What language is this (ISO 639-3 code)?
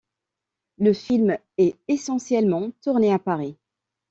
fra